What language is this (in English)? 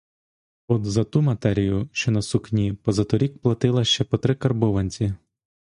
Ukrainian